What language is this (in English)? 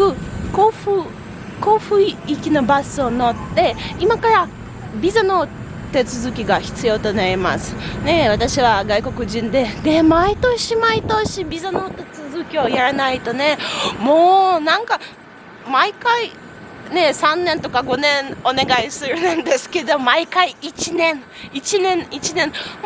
Japanese